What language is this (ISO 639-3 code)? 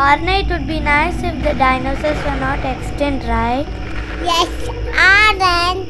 eng